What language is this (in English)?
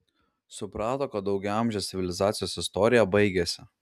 Lithuanian